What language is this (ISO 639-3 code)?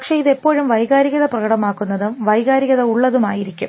mal